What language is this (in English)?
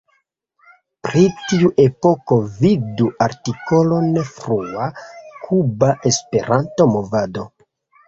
Esperanto